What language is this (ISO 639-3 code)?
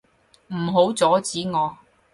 yue